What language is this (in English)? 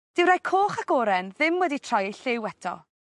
Welsh